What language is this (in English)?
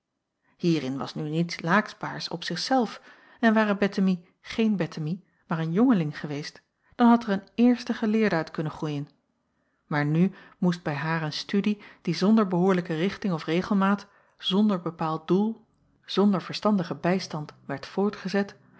Dutch